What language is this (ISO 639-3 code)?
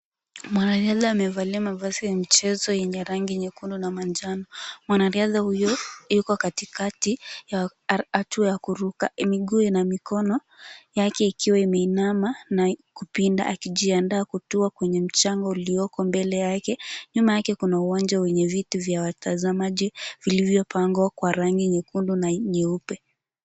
swa